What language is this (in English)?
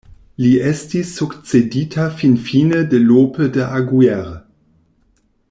Esperanto